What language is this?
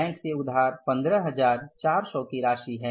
Hindi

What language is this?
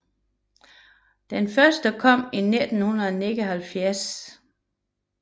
Danish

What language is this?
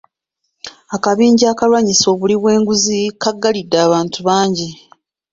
Ganda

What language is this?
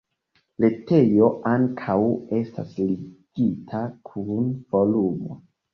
Esperanto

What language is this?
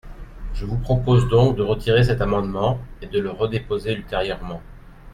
French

